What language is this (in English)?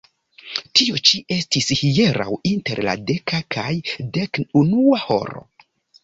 Esperanto